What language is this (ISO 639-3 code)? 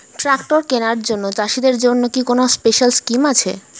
ben